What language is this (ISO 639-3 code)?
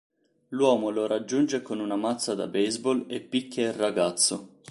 ita